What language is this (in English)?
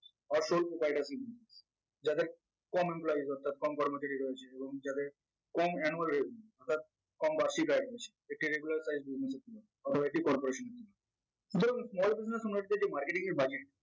Bangla